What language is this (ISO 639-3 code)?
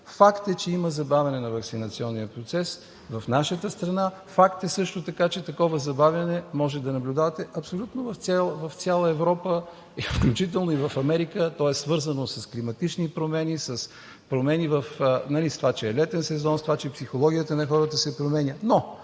bul